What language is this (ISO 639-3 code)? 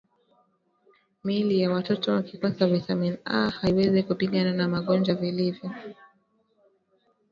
swa